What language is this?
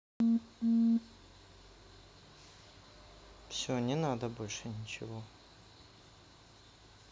Russian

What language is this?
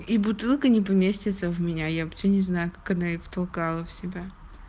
Russian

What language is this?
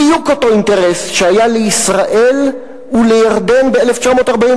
Hebrew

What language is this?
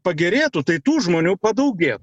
Lithuanian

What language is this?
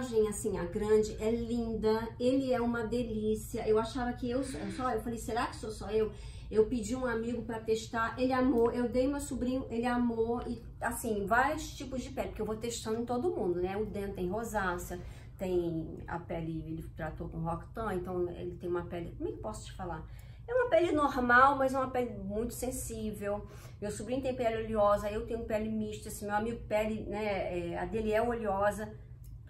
Portuguese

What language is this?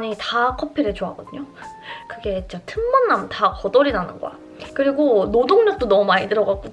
Korean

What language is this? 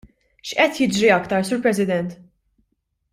Maltese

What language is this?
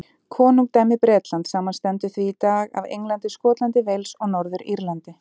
Icelandic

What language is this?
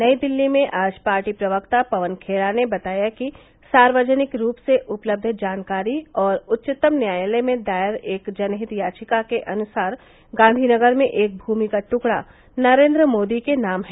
Hindi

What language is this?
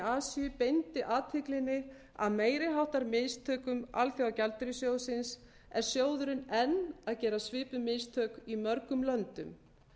Icelandic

